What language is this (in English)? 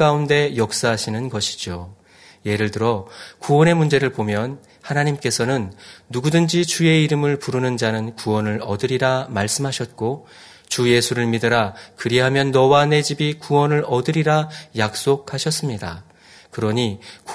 Korean